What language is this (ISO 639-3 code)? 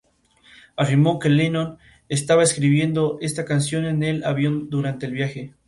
spa